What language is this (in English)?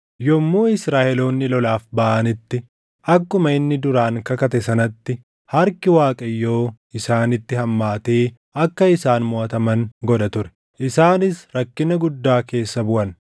Oromo